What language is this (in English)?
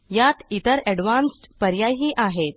Marathi